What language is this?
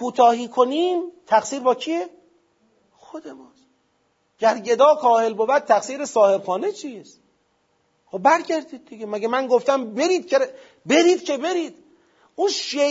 Persian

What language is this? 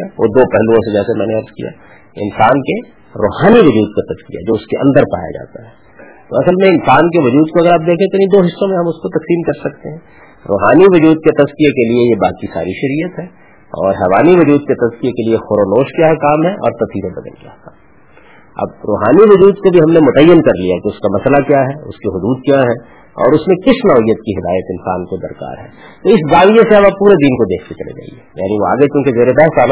Urdu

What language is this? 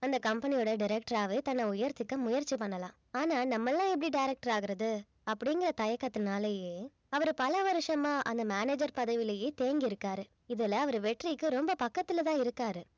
Tamil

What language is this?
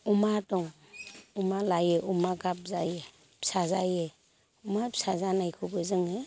Bodo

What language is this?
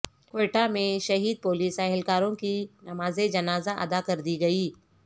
Urdu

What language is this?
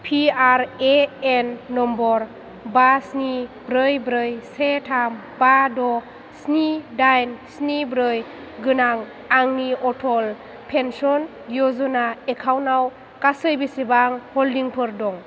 Bodo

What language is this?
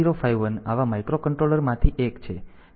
Gujarati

